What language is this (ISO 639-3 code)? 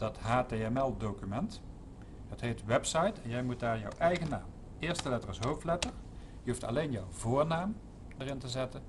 nld